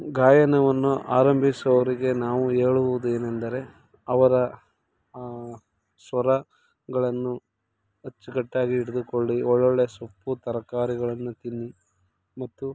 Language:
Kannada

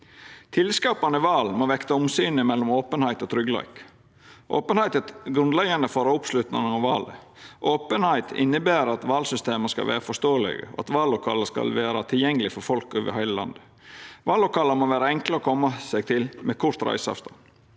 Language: Norwegian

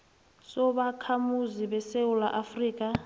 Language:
South Ndebele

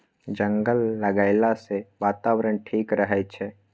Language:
Maithili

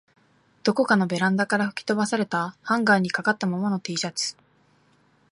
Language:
Japanese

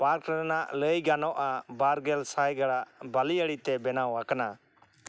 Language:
Santali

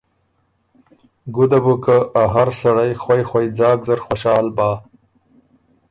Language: Ormuri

